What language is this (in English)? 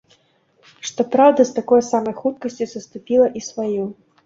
Belarusian